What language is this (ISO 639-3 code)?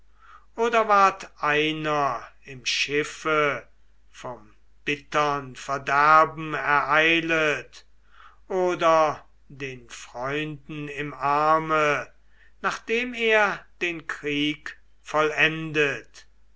deu